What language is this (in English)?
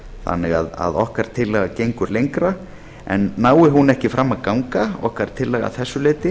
Icelandic